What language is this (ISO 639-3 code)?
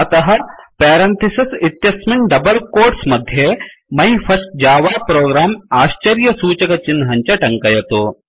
san